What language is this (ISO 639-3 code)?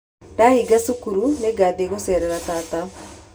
kik